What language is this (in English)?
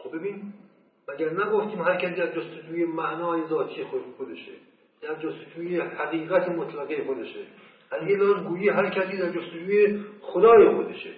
Persian